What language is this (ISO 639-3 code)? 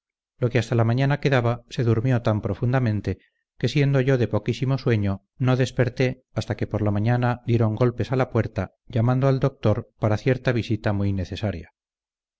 spa